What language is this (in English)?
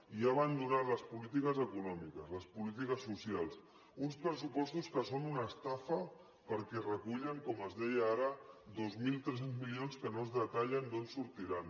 Catalan